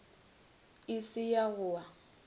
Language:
Northern Sotho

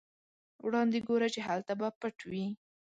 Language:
Pashto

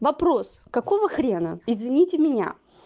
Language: Russian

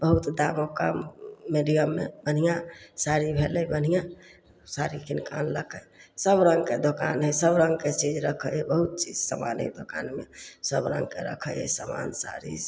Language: Maithili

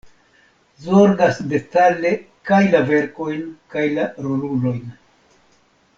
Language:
Esperanto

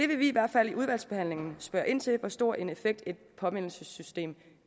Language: Danish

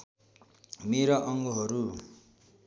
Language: Nepali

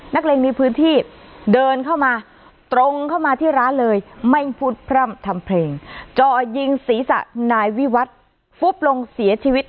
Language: Thai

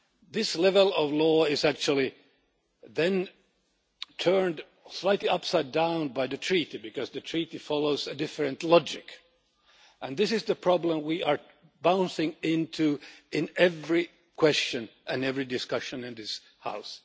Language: English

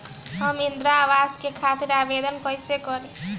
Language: Bhojpuri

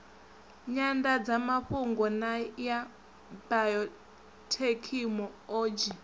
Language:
Venda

